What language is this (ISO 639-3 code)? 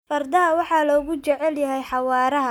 som